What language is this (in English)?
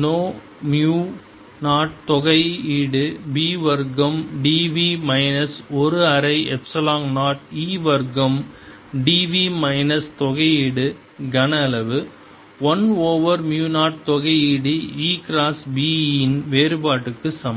Tamil